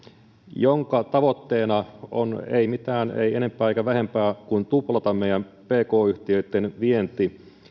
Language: Finnish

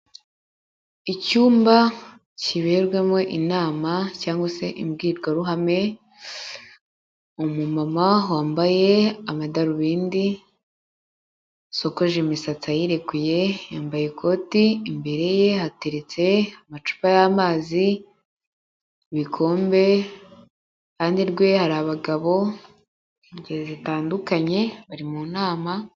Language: Kinyarwanda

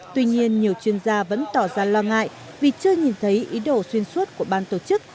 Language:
Vietnamese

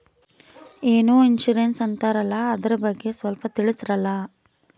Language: Kannada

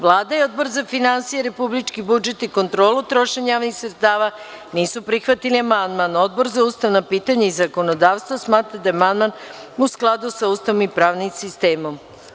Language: Serbian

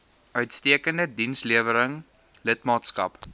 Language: Afrikaans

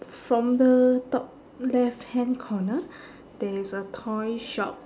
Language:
English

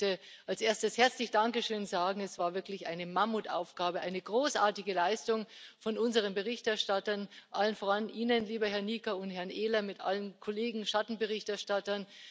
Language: German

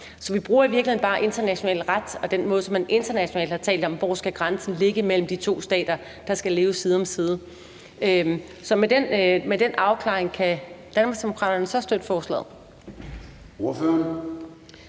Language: Danish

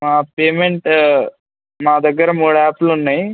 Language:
Telugu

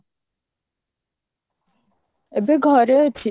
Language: Odia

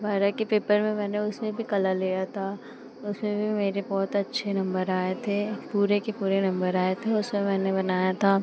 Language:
Hindi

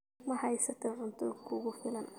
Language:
Somali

